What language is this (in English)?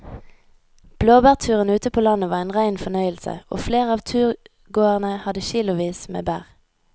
Norwegian